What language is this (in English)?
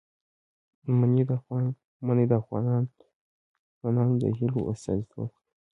Pashto